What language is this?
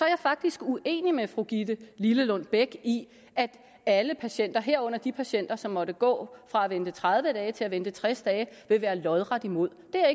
Danish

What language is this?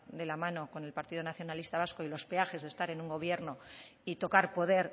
Spanish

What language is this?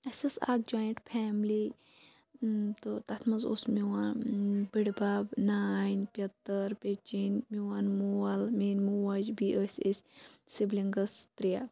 Kashmiri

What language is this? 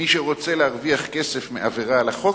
Hebrew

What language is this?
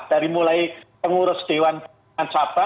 Indonesian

